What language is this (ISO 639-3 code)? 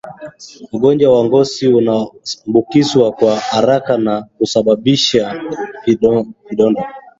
swa